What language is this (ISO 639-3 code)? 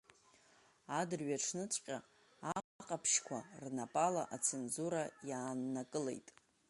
abk